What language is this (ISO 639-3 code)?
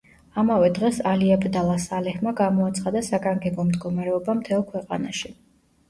kat